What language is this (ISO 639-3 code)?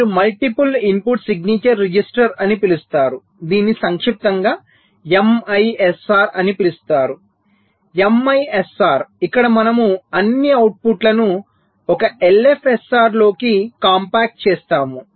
tel